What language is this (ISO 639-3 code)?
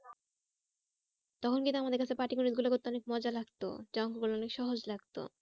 ben